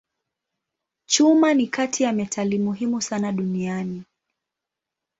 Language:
Swahili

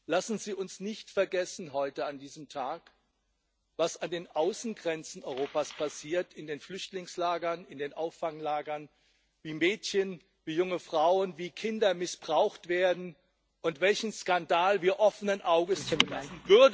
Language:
German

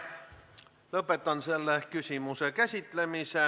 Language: Estonian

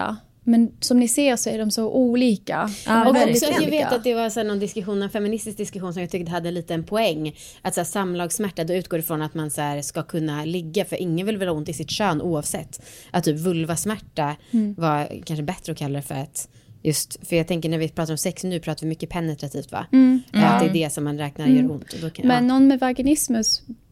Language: Swedish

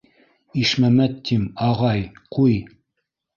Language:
Bashkir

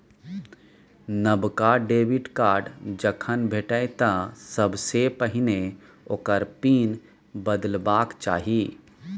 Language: Maithili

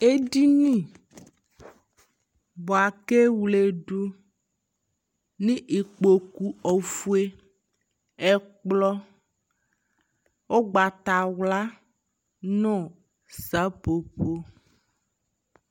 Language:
Ikposo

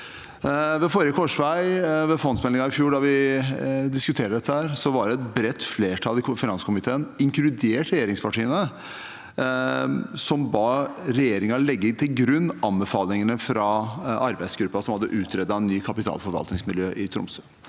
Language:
Norwegian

